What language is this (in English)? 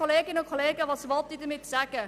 Swiss German